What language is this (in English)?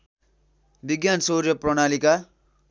Nepali